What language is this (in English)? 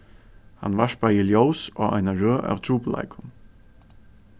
Faroese